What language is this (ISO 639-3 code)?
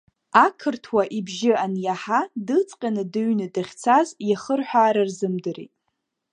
abk